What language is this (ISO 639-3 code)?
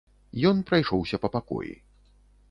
bel